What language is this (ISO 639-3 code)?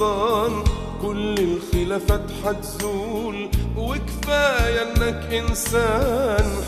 ara